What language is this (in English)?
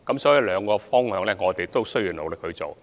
Cantonese